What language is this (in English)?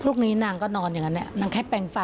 Thai